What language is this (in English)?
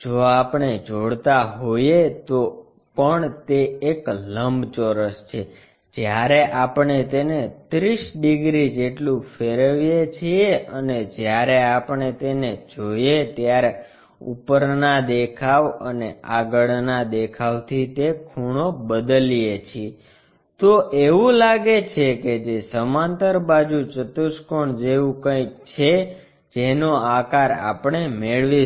Gujarati